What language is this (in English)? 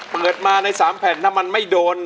Thai